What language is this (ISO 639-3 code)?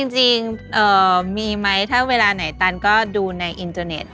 tha